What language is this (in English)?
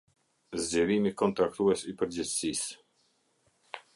Albanian